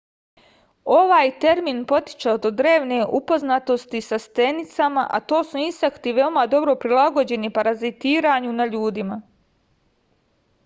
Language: Serbian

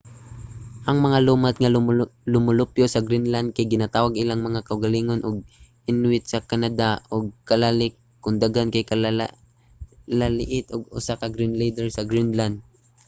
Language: Cebuano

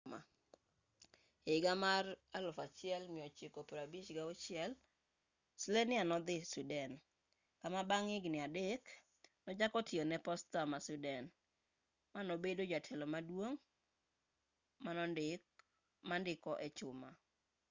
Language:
Luo (Kenya and Tanzania)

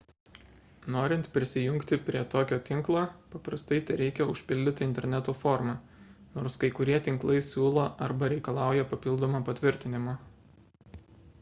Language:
Lithuanian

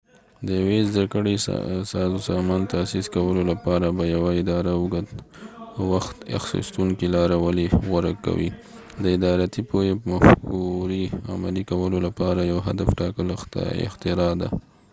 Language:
Pashto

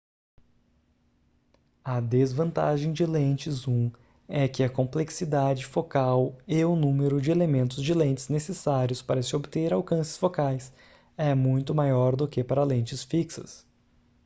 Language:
Portuguese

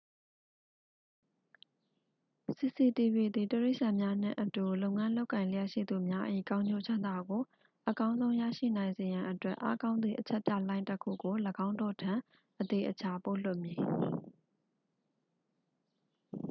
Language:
Burmese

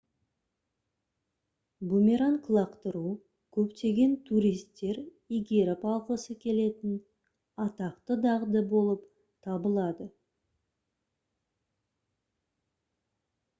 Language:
Kazakh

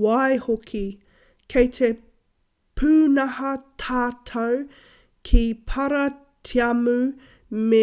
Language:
Māori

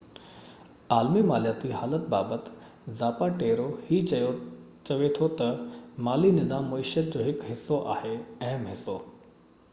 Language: Sindhi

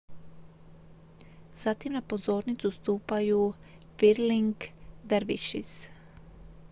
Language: Croatian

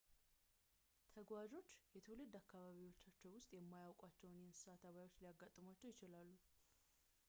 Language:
Amharic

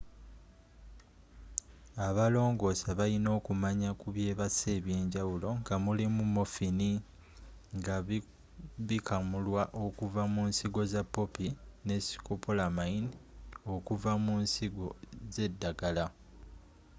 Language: Ganda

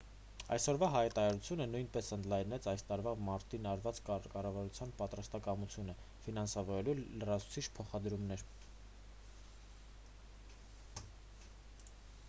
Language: Armenian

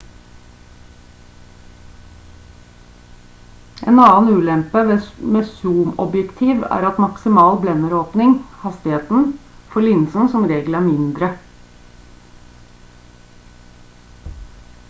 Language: Norwegian Bokmål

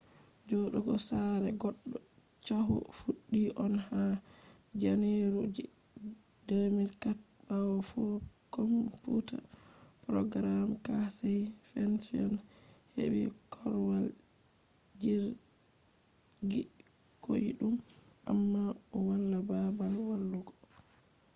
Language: Fula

